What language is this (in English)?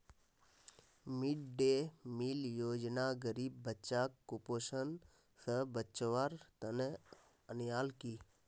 Magahi